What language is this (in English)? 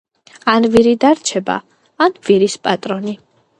Georgian